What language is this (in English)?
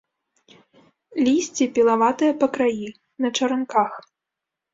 Belarusian